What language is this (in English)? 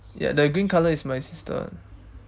English